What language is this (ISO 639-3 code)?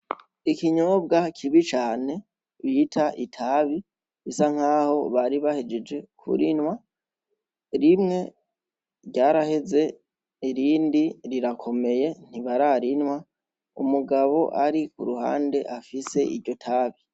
run